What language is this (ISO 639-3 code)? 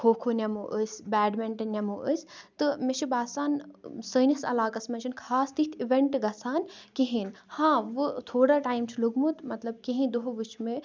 kas